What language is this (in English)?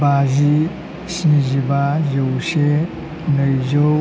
Bodo